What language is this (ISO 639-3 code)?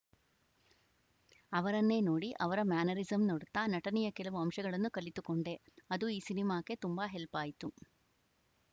kan